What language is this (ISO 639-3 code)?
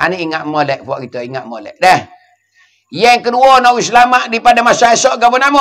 msa